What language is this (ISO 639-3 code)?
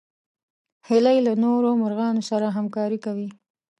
pus